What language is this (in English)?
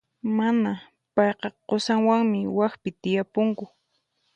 Puno Quechua